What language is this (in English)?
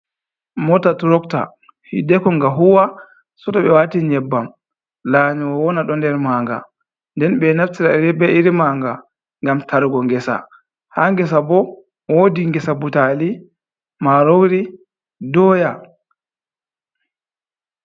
Fula